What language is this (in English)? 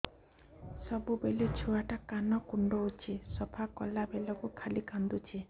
Odia